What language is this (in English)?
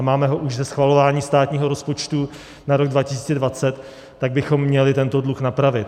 Czech